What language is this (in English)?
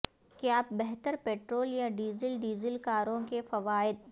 Urdu